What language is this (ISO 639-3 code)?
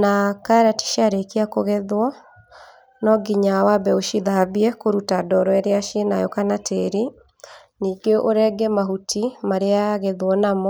kik